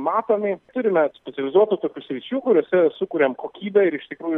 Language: Lithuanian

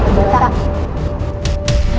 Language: Indonesian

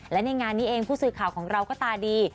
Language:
Thai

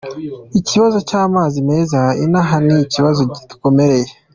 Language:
Kinyarwanda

